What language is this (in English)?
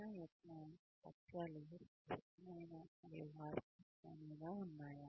Telugu